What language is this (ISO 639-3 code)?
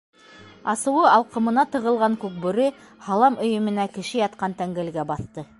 bak